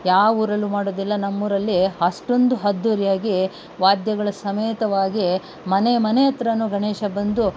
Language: Kannada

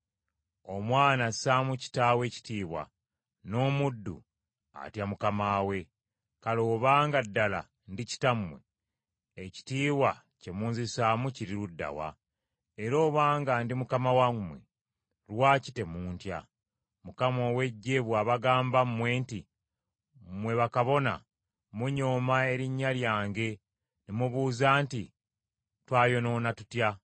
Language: Ganda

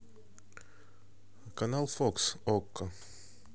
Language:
Russian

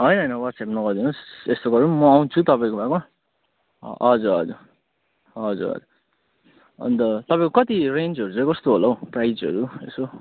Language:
Nepali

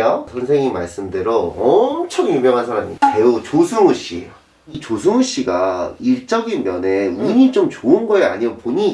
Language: Korean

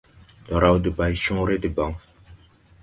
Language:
Tupuri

